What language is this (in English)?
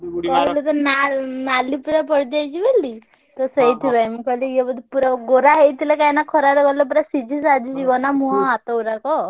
Odia